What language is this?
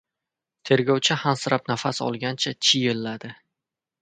Uzbek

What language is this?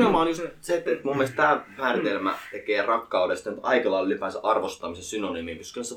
Finnish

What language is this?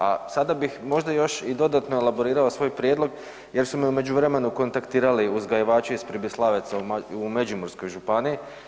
Croatian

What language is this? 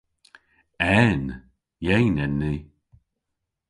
Cornish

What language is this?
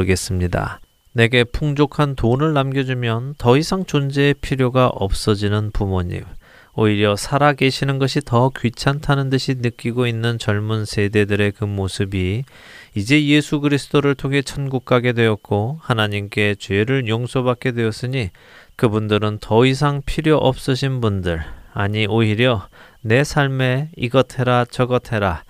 Korean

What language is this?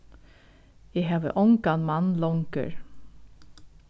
Faroese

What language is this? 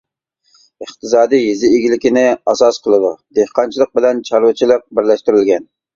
Uyghur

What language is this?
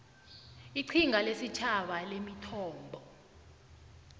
South Ndebele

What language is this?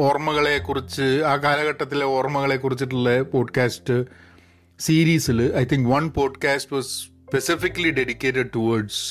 Malayalam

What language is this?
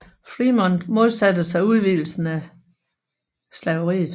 Danish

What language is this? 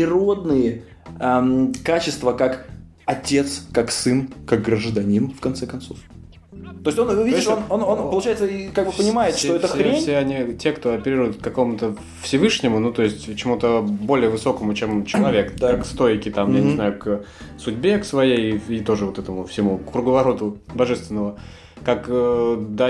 Russian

